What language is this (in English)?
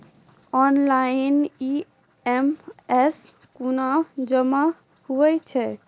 Maithili